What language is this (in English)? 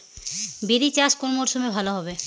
Bangla